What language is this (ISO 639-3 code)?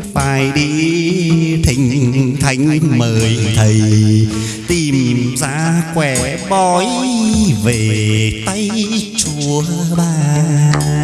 vie